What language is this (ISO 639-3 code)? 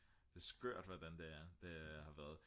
dan